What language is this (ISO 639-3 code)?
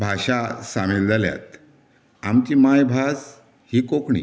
kok